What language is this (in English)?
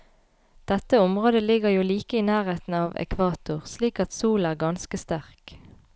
Norwegian